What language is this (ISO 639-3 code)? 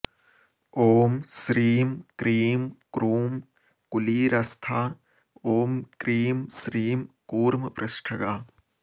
san